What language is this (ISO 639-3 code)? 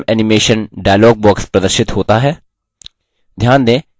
hin